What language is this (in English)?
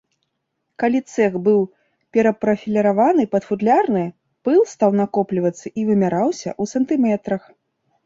Belarusian